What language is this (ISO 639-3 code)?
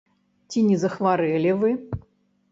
bel